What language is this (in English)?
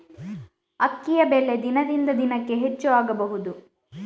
Kannada